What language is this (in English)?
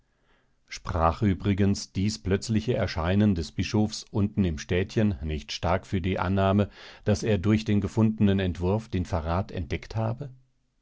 German